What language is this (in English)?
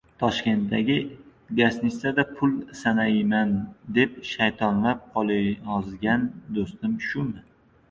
Uzbek